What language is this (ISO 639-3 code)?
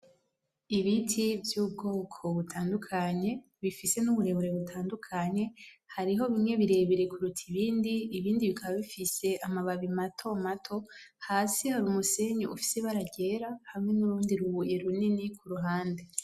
run